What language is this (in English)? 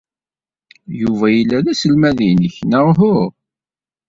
Kabyle